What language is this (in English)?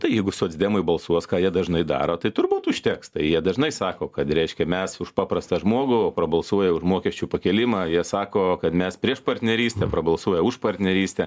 Lithuanian